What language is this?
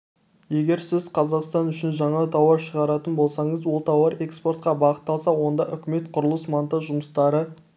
Kazakh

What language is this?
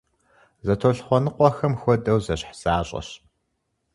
Kabardian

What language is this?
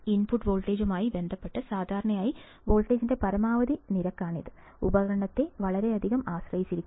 Malayalam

